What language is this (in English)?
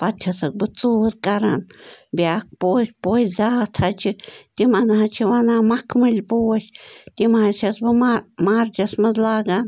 Kashmiri